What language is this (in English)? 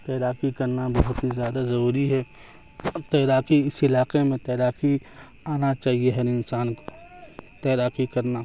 Urdu